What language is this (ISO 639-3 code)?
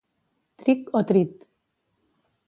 cat